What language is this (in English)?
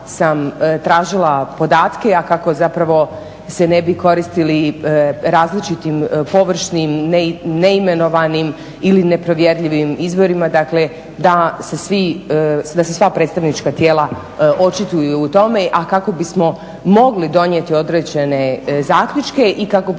Croatian